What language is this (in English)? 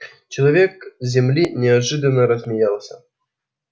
Russian